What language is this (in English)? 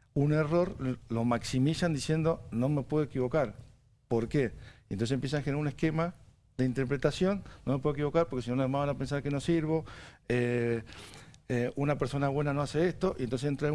Spanish